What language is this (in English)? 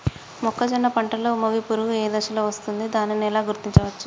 Telugu